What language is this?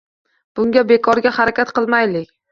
Uzbek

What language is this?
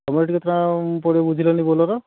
Odia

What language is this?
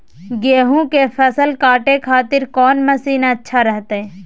Magahi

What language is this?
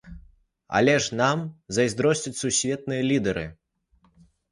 Belarusian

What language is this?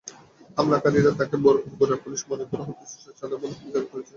Bangla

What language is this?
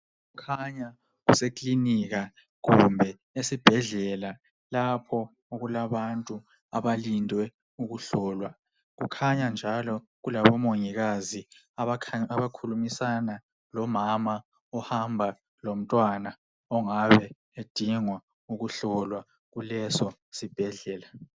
North Ndebele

